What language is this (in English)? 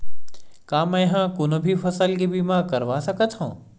Chhattisgarhi